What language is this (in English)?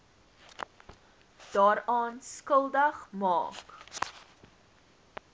Afrikaans